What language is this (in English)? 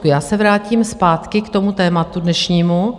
Czech